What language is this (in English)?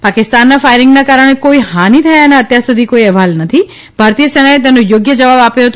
Gujarati